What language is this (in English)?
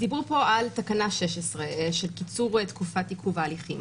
Hebrew